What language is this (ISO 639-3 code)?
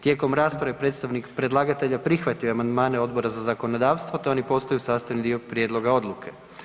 hrv